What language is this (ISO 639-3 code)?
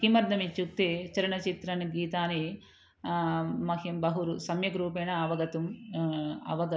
san